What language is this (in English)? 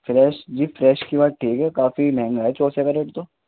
Urdu